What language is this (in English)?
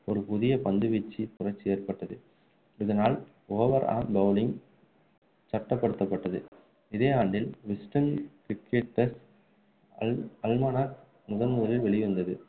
Tamil